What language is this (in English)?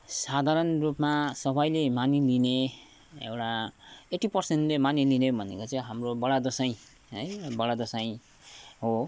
Nepali